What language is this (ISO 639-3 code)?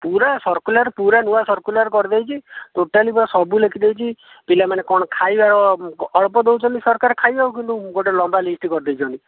ori